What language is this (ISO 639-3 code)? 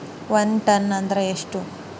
kan